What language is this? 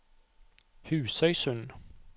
Norwegian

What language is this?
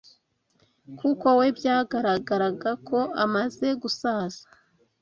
Kinyarwanda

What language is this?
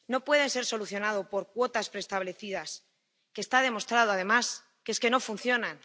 Spanish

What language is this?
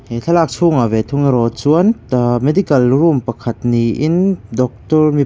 Mizo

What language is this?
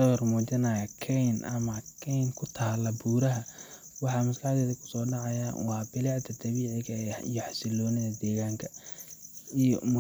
Somali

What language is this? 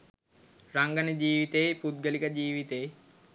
Sinhala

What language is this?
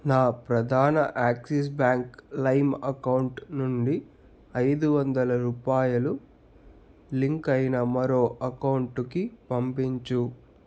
Telugu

